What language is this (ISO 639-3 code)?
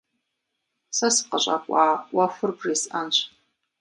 kbd